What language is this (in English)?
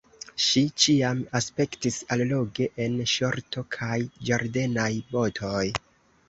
Esperanto